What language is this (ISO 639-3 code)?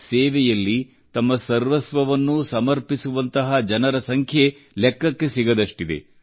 kan